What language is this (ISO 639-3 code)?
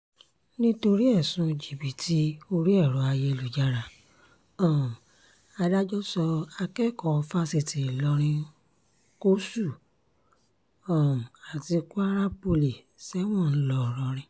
yor